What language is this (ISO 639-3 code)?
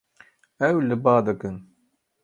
kur